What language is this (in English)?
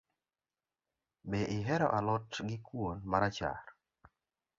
Luo (Kenya and Tanzania)